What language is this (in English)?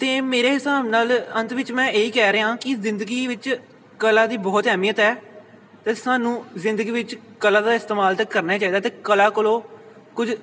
Punjabi